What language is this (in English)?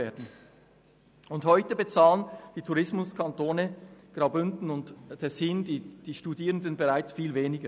Swiss German